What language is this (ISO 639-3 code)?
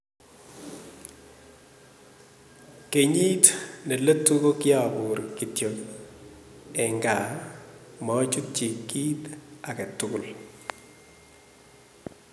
kln